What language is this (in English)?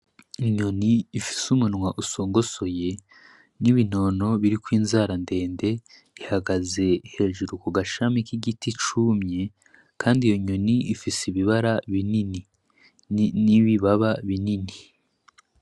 Rundi